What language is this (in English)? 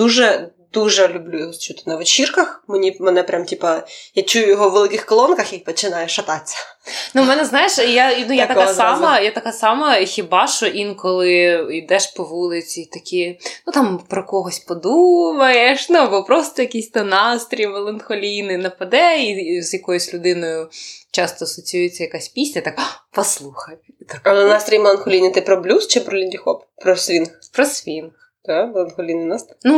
Ukrainian